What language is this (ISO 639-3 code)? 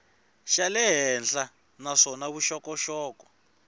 tso